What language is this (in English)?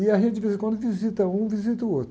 Portuguese